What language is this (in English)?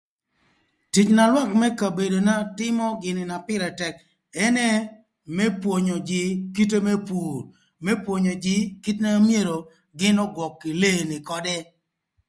Thur